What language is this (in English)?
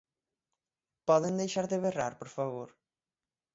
Galician